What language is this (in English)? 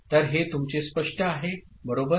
Marathi